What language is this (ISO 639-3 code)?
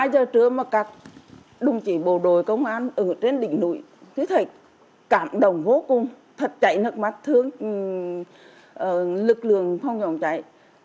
vie